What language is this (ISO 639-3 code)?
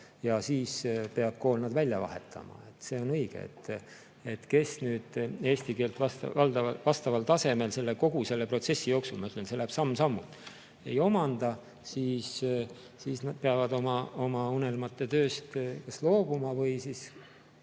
est